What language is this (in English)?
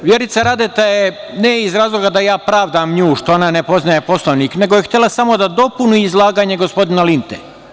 Serbian